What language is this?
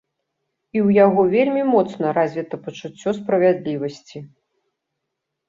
Belarusian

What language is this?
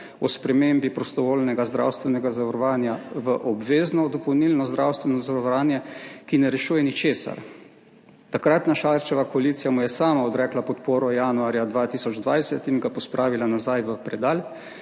Slovenian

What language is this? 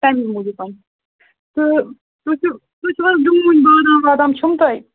Kashmiri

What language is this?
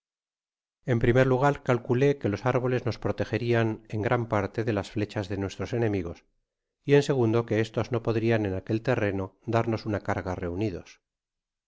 Spanish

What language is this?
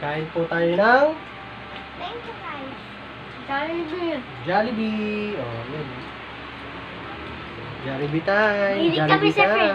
Indonesian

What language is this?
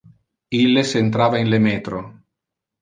Interlingua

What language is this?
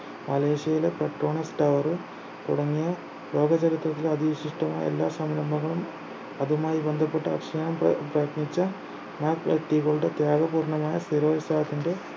Malayalam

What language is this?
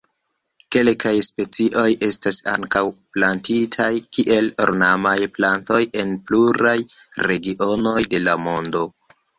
Esperanto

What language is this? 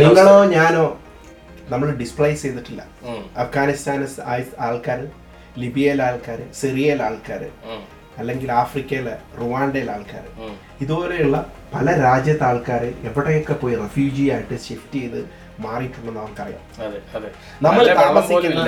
Malayalam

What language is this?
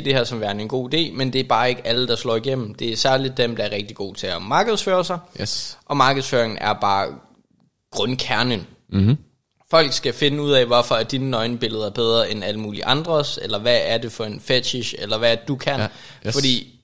Danish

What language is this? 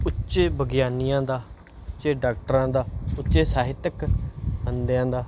Punjabi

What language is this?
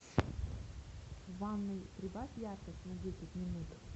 Russian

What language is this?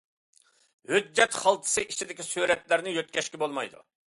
Uyghur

